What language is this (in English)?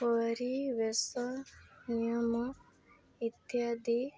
Odia